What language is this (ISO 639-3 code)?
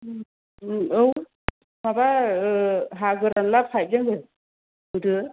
brx